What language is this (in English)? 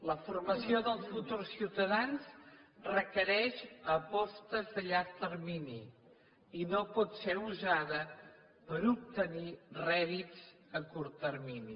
Catalan